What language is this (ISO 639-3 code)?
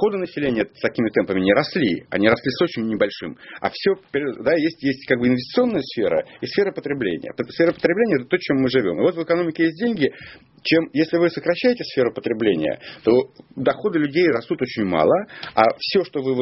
rus